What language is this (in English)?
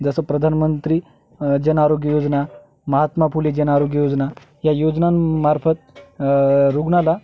Marathi